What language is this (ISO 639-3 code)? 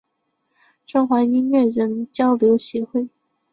zho